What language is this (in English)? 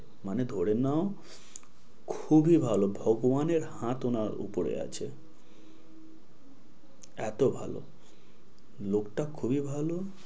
Bangla